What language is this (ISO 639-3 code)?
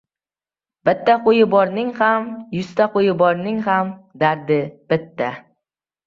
uzb